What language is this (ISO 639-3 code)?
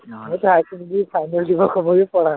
asm